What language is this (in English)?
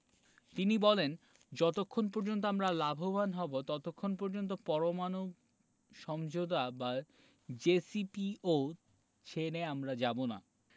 Bangla